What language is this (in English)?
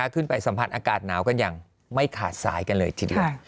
Thai